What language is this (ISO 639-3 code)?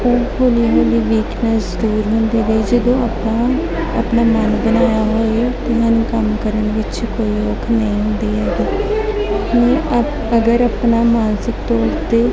pan